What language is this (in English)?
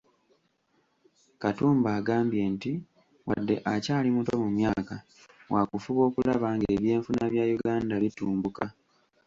Ganda